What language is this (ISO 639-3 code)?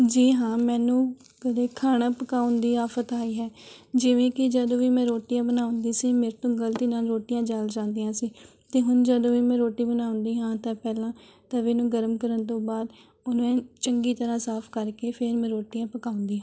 pan